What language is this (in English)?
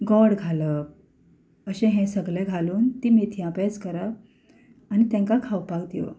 Konkani